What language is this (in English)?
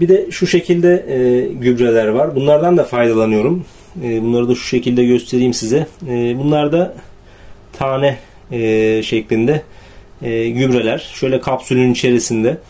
Turkish